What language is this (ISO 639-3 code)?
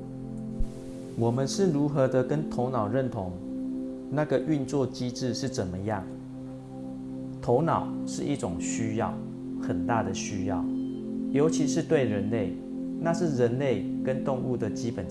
zho